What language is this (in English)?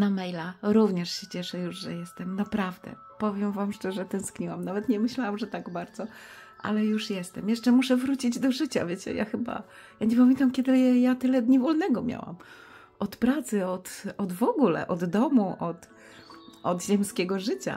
Polish